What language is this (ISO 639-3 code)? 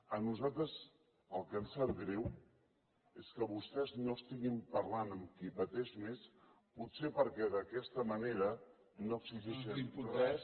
cat